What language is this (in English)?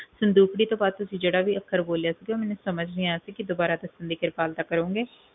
Punjabi